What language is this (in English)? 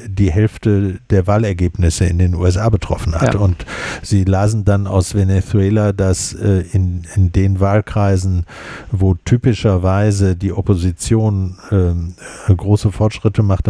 German